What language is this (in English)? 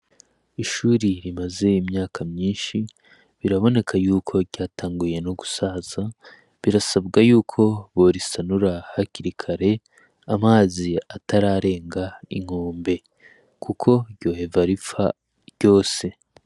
Rundi